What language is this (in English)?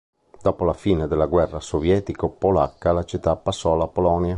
Italian